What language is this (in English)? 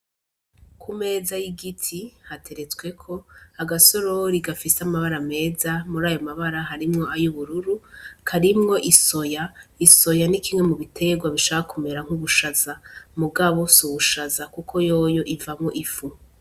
Rundi